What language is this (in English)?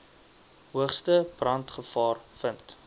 Afrikaans